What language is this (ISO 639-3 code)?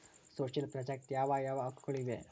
kan